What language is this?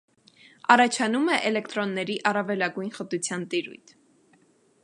Armenian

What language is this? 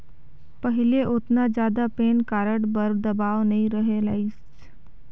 Chhattisgarhi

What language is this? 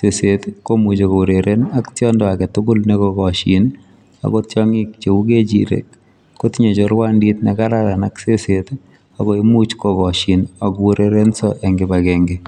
Kalenjin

